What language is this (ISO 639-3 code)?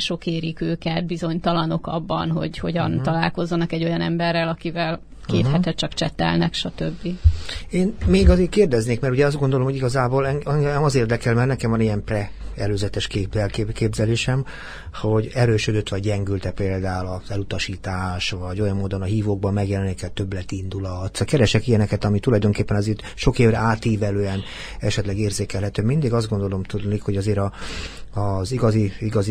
hun